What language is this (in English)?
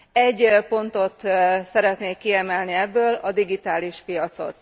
Hungarian